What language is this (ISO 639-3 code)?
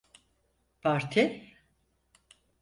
tur